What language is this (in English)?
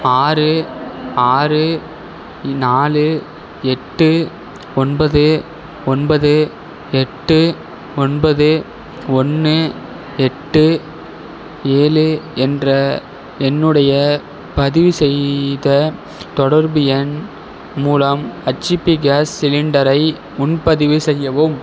Tamil